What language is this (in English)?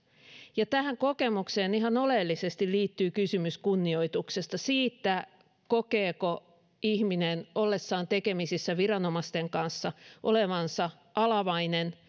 Finnish